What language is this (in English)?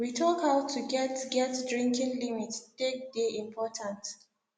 Nigerian Pidgin